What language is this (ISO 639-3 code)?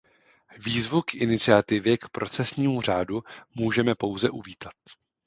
ces